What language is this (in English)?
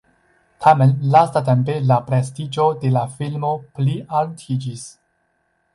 Esperanto